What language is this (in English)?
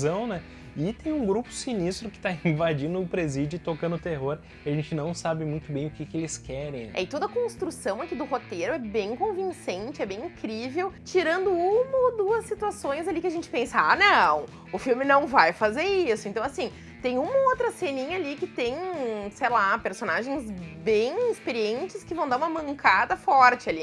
Portuguese